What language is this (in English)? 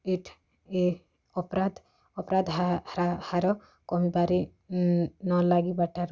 Odia